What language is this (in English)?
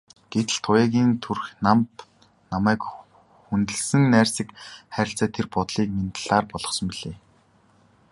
Mongolian